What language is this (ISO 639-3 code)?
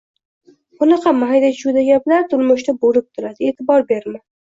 uzb